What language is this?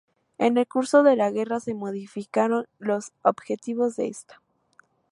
Spanish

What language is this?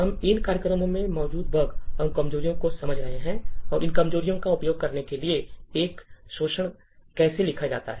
Hindi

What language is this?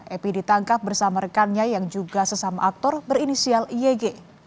Indonesian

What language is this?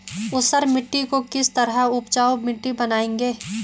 Hindi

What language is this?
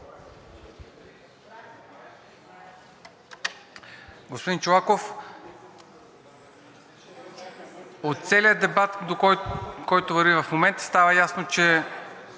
Bulgarian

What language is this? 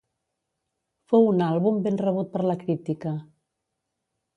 Catalan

